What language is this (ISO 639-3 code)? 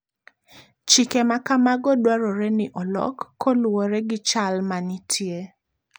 luo